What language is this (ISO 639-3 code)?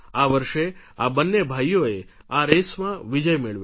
guj